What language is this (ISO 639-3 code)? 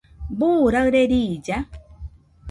hux